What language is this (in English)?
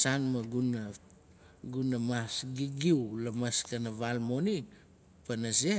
Nalik